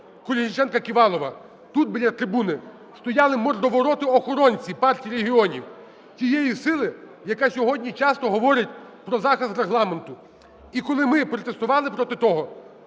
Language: Ukrainian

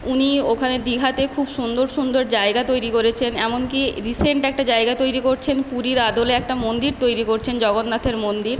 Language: Bangla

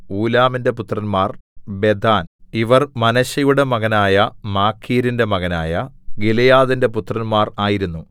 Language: Malayalam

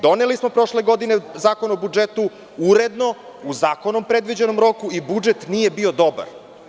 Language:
Serbian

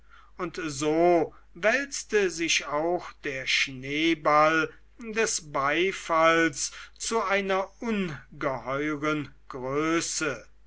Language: German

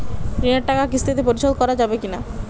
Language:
Bangla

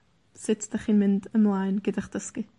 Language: Welsh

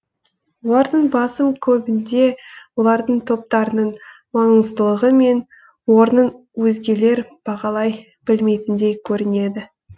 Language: Kazakh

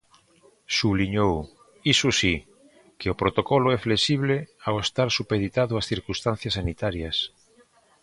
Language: Galician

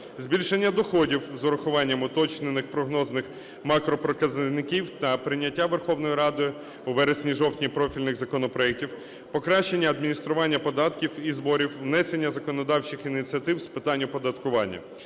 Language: Ukrainian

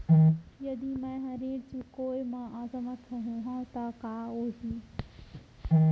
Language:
Chhattisgarhi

